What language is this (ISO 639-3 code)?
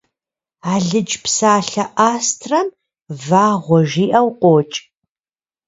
kbd